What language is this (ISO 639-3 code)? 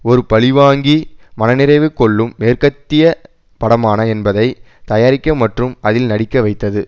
tam